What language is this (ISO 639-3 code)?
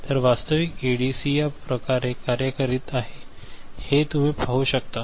mar